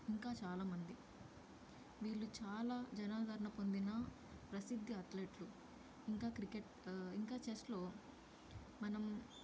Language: Telugu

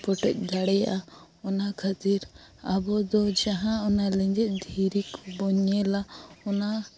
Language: Santali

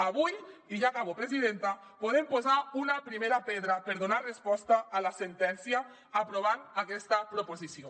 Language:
Catalan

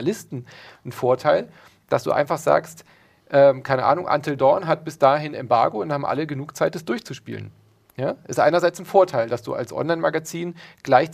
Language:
German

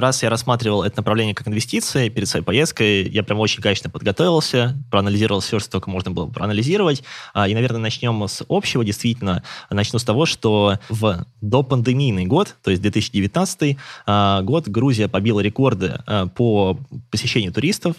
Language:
Russian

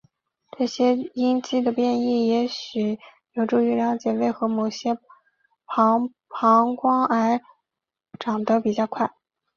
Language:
Chinese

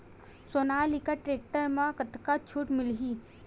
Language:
Chhattisgarhi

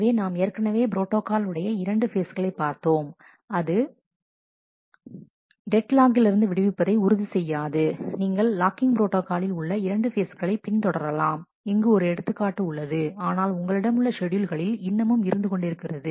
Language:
Tamil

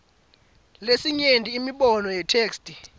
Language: Swati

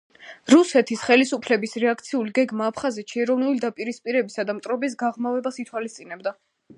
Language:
Georgian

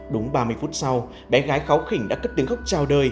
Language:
Vietnamese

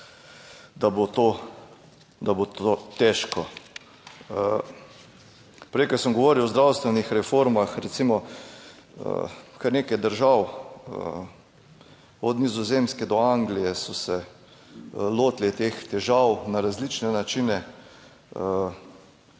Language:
Slovenian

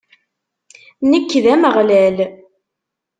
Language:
Kabyle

